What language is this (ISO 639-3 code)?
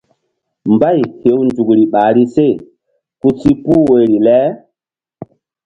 mdd